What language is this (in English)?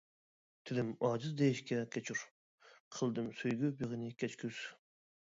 Uyghur